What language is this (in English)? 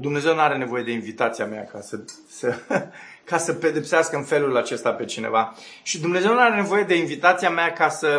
Romanian